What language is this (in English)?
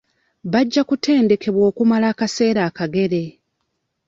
Ganda